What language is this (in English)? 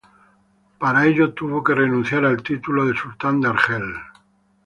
Spanish